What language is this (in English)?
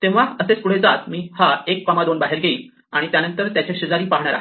Marathi